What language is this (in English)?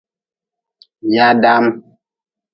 Nawdm